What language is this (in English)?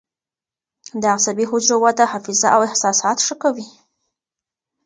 Pashto